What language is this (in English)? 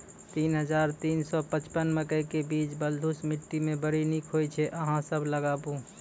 Maithili